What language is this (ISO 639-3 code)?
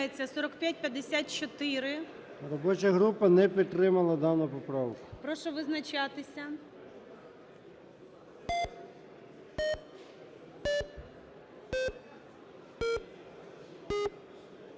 ukr